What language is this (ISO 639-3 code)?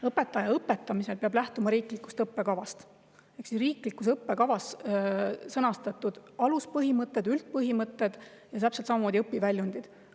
est